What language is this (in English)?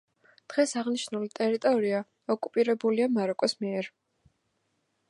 Georgian